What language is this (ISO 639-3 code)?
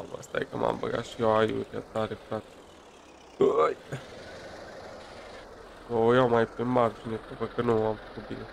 ron